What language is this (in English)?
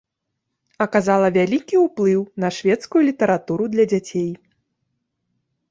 Belarusian